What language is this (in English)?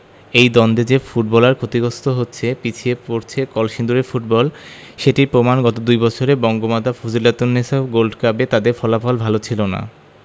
Bangla